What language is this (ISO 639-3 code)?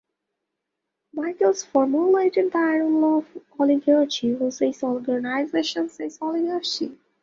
eng